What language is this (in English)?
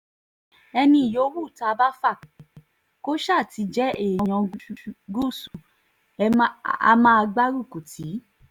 Yoruba